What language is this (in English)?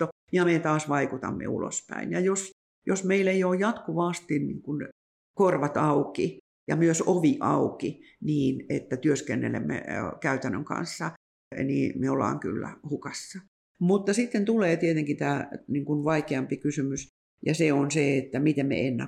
Finnish